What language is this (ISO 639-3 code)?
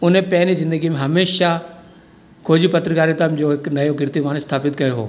snd